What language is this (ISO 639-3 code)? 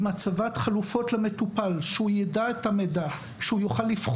heb